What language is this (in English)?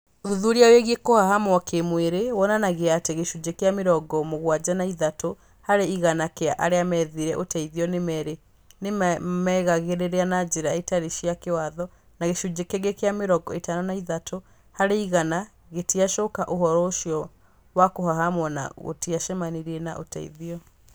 Kikuyu